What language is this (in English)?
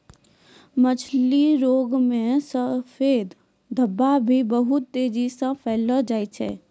Maithili